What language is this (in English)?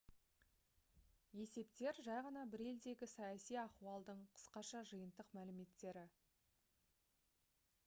Kazakh